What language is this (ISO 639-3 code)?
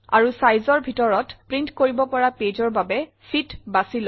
asm